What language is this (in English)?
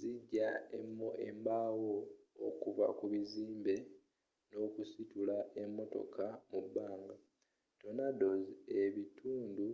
Ganda